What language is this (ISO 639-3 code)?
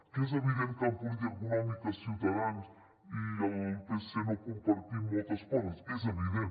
cat